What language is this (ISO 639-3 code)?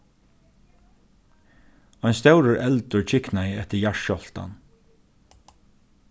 fao